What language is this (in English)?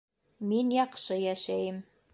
Bashkir